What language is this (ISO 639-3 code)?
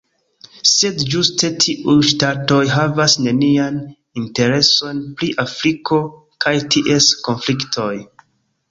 epo